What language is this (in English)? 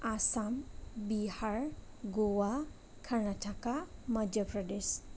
Bodo